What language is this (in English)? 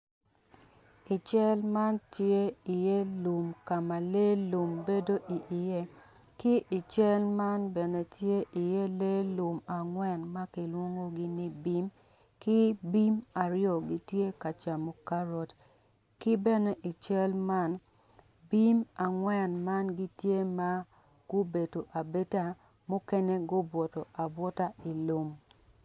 Acoli